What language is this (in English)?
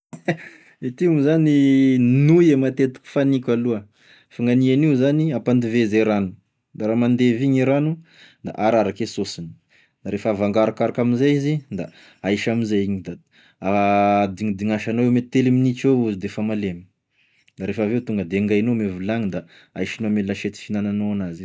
Tesaka Malagasy